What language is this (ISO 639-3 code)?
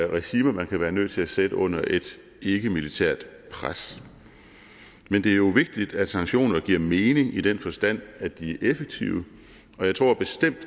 dan